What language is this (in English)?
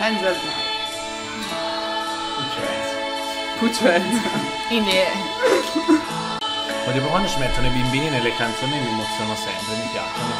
Italian